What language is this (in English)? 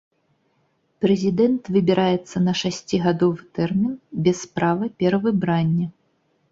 Belarusian